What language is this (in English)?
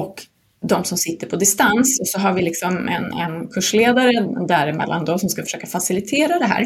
Swedish